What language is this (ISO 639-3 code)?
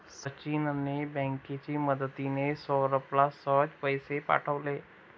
mar